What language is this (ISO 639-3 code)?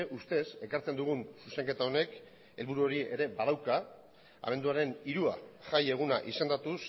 eus